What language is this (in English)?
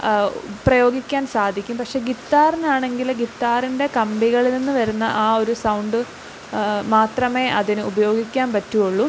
Malayalam